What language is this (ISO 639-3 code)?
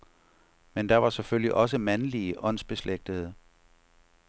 dan